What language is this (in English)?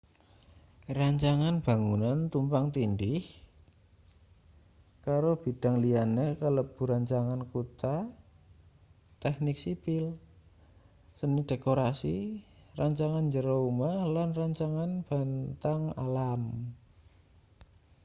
Javanese